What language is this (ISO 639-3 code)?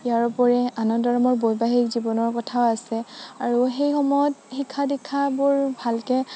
asm